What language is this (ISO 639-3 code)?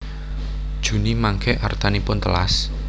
jav